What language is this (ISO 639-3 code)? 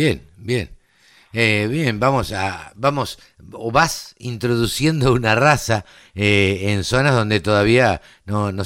spa